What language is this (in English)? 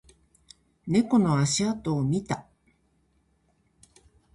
Japanese